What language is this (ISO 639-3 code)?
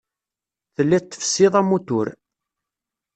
kab